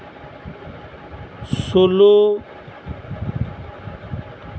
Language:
Santali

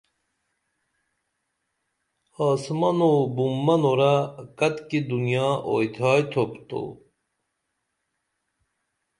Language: Dameli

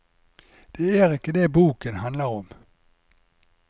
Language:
Norwegian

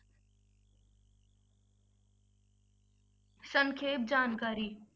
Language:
Punjabi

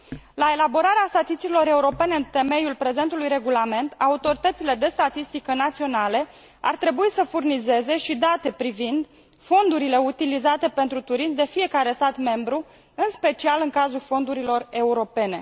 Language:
Romanian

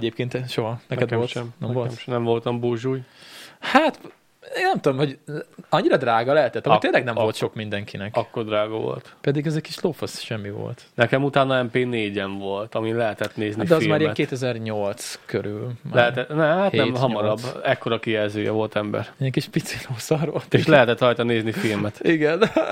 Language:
Hungarian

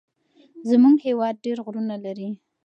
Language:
Pashto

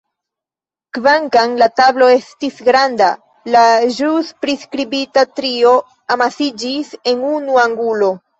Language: Esperanto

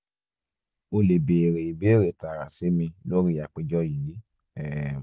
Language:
Yoruba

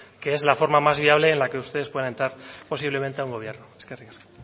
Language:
Spanish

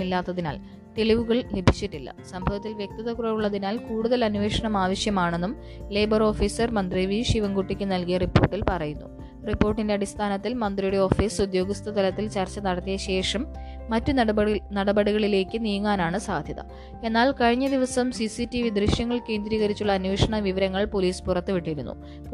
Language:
Malayalam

